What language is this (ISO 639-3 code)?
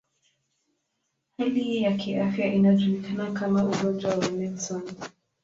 swa